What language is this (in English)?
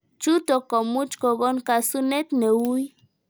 Kalenjin